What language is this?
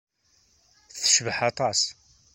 Kabyle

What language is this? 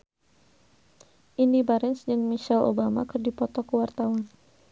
Sundanese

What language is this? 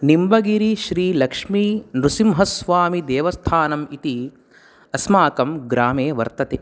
Sanskrit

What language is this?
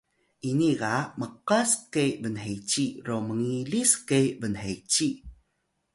Atayal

